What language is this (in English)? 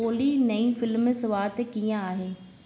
Sindhi